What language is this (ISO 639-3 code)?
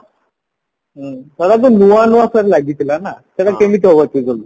ori